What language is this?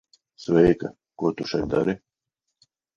Latvian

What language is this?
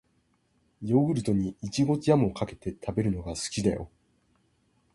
Japanese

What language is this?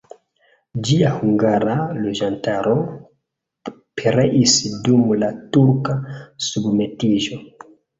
Esperanto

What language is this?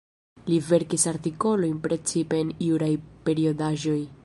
Esperanto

